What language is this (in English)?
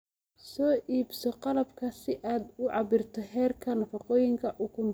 Somali